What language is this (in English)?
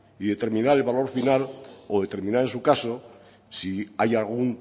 Spanish